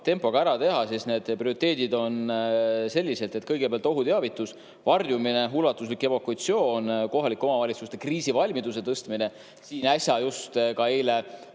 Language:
Estonian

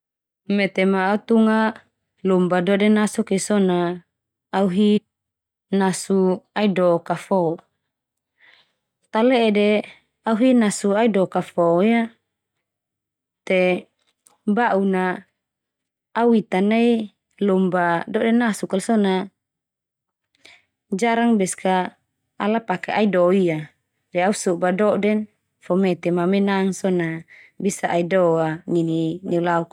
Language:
Termanu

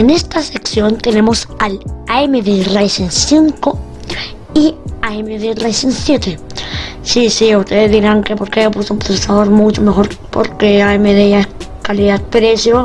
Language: Spanish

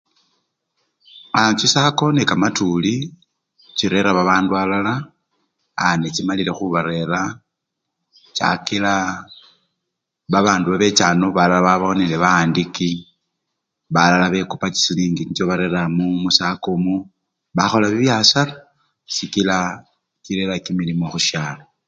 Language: Luyia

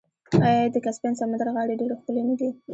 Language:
Pashto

